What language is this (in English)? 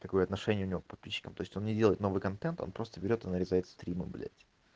Russian